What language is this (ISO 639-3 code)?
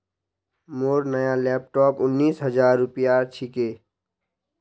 mag